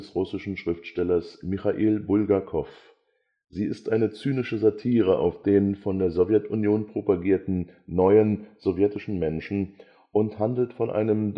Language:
German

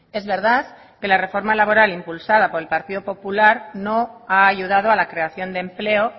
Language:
Spanish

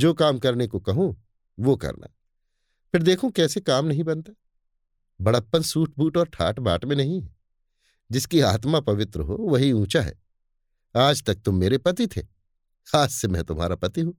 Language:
Hindi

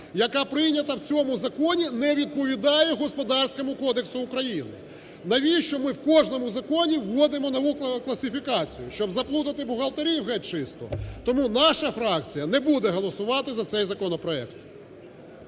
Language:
Ukrainian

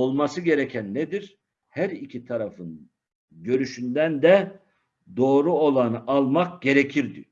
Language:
Turkish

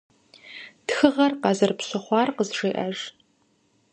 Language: Kabardian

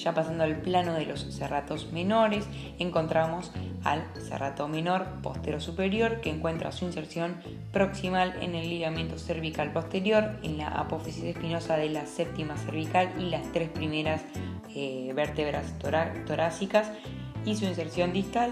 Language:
Spanish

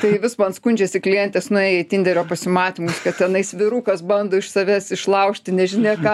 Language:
Lithuanian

